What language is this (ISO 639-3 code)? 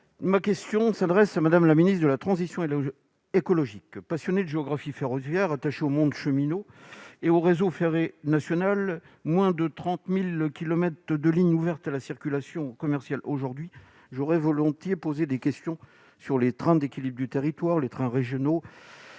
fra